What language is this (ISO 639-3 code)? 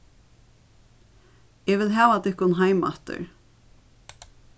fao